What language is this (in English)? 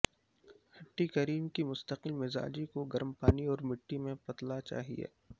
Urdu